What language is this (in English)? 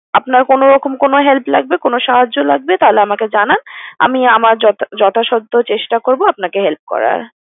Bangla